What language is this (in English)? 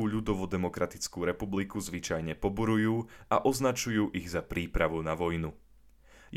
Slovak